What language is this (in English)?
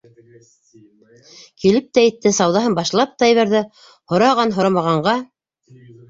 Bashkir